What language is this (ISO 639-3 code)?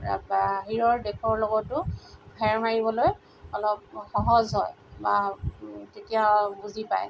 asm